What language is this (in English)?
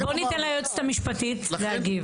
Hebrew